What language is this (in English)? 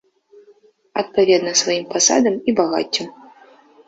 Belarusian